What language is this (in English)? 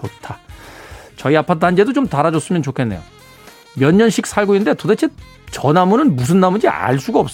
Korean